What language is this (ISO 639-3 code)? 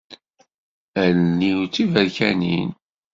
kab